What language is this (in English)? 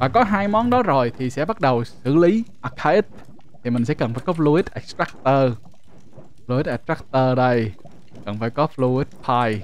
Vietnamese